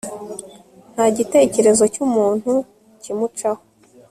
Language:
Kinyarwanda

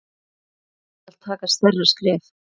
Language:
Icelandic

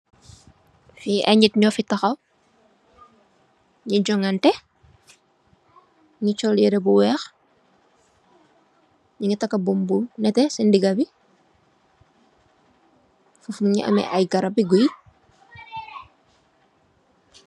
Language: Wolof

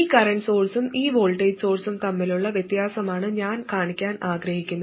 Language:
Malayalam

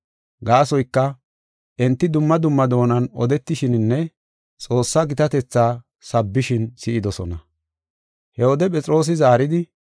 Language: Gofa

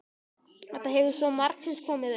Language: Icelandic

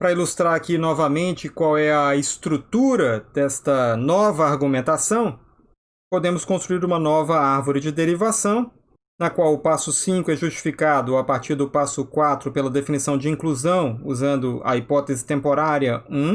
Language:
Portuguese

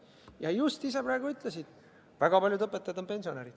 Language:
Estonian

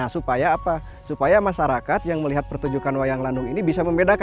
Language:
Indonesian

